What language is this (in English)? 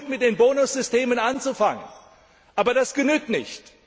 German